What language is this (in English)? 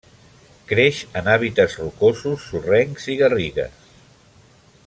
Catalan